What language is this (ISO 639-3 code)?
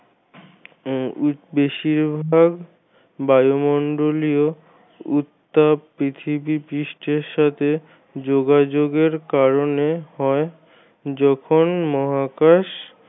ben